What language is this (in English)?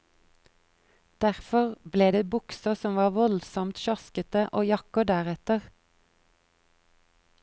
Norwegian